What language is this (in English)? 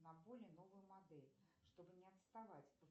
Russian